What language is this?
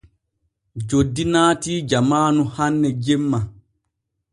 Borgu Fulfulde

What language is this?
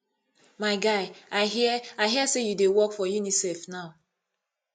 Nigerian Pidgin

